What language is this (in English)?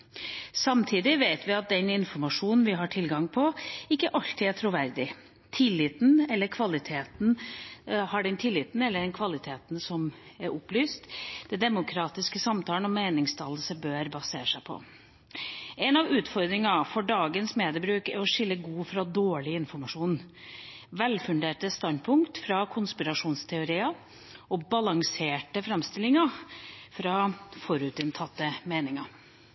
Norwegian Bokmål